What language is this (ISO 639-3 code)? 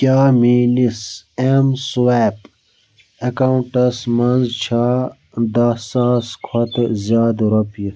kas